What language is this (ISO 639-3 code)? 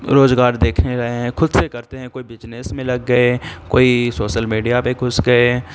urd